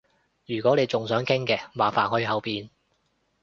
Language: Cantonese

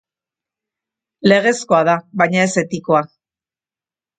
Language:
Basque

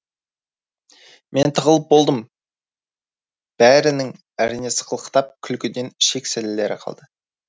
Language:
Kazakh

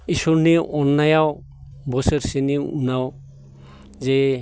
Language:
Bodo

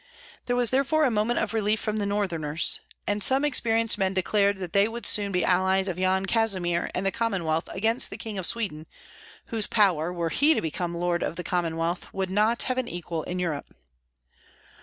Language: English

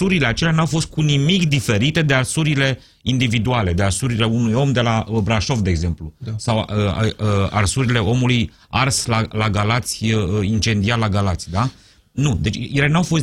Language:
Romanian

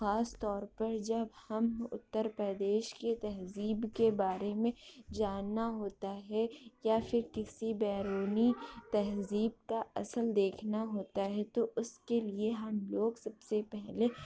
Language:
Urdu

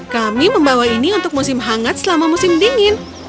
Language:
Indonesian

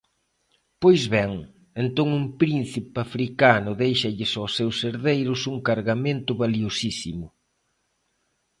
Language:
Galician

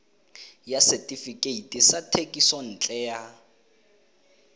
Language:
Tswana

